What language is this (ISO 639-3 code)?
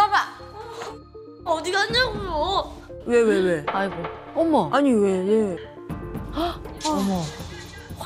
kor